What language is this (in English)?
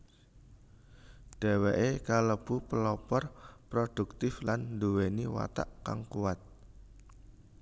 Javanese